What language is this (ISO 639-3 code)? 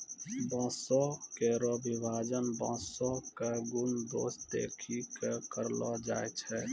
mai